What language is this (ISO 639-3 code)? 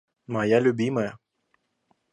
rus